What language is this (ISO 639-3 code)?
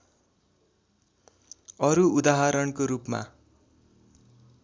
nep